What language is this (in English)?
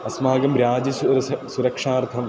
Sanskrit